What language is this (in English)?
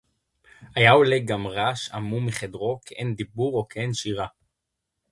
Hebrew